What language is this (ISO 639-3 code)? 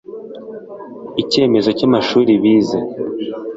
kin